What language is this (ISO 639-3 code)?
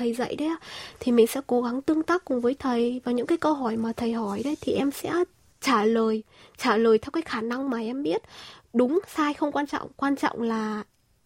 vie